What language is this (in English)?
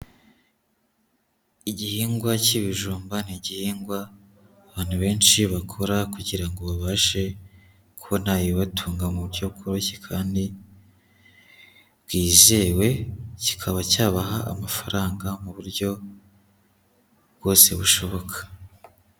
Kinyarwanda